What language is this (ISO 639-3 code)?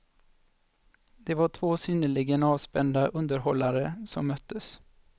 swe